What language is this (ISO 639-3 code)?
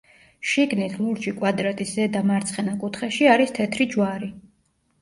kat